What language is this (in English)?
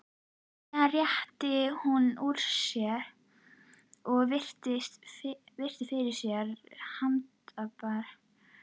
Icelandic